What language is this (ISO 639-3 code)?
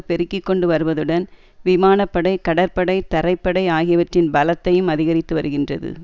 tam